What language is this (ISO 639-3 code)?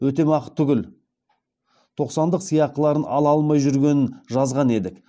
kaz